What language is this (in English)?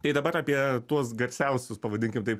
Lithuanian